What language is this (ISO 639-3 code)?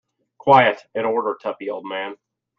eng